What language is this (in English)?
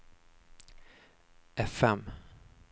Swedish